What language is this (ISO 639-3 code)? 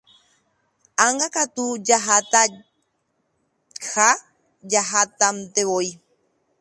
grn